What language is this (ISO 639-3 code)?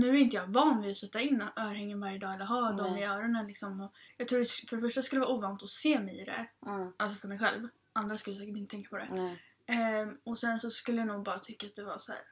swe